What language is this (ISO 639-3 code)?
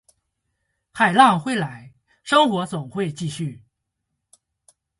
zho